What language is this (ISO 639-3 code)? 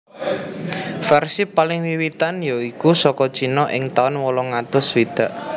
jav